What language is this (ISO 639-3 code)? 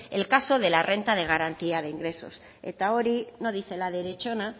spa